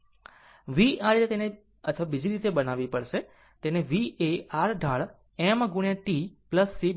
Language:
Gujarati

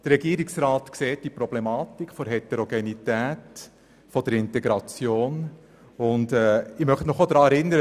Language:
Swiss German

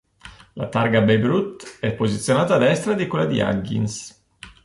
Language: Italian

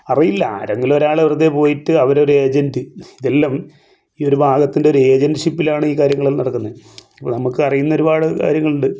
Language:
Malayalam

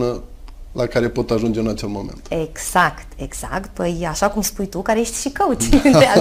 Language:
Romanian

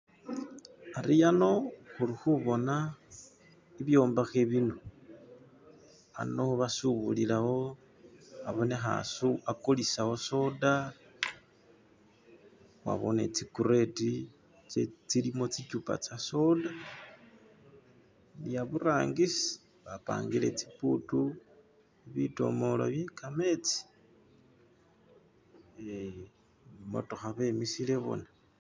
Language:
Masaaba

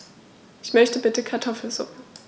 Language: German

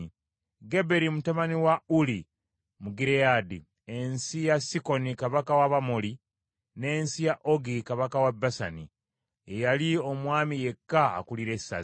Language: Ganda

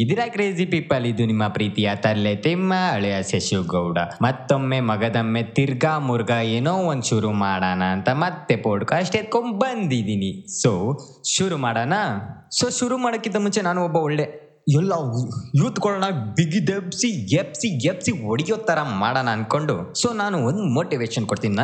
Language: Kannada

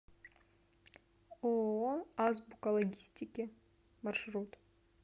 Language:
Russian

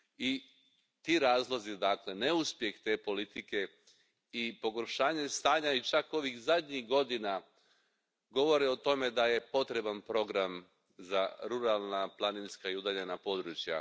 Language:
Croatian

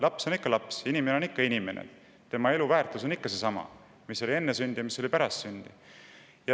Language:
Estonian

